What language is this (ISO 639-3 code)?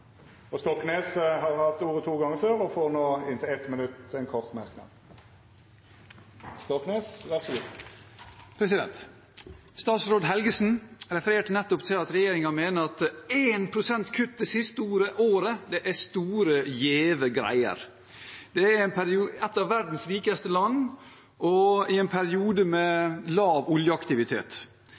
nob